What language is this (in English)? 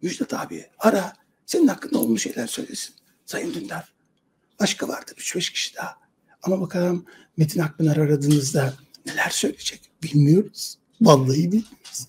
Turkish